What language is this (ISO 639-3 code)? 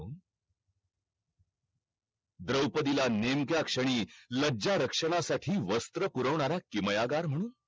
mar